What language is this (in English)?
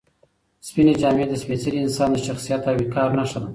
Pashto